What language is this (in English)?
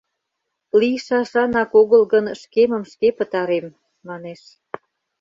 Mari